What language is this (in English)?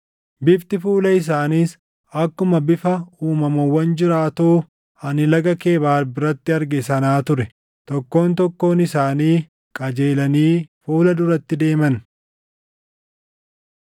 Oromo